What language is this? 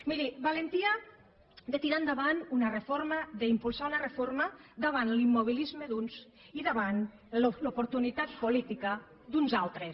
Catalan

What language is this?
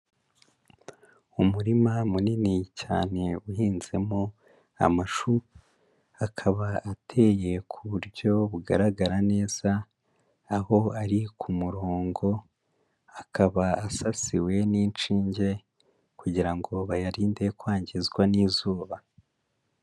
Kinyarwanda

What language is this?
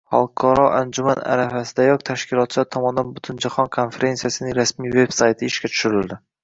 Uzbek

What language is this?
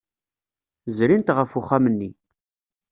Kabyle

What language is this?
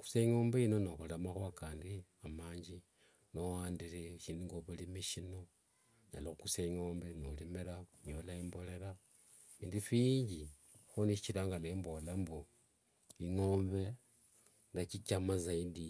Wanga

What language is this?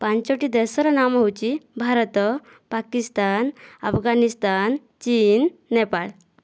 Odia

